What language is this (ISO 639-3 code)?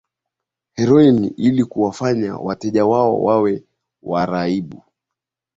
swa